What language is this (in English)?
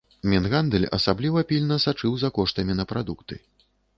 Belarusian